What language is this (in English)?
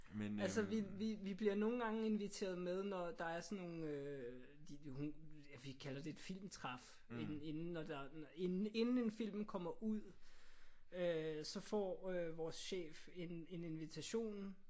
Danish